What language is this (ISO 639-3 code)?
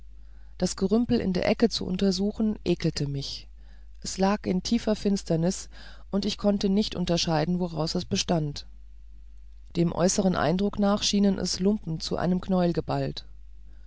deu